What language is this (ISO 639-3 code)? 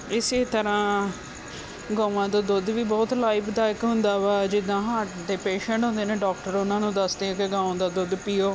pan